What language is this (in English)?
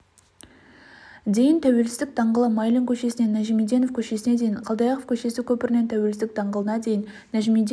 Kazakh